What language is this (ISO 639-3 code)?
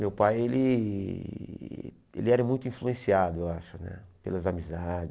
por